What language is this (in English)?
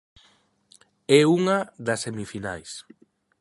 Galician